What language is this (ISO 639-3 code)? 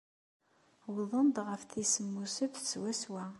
kab